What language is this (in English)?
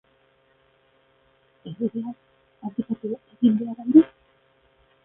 Basque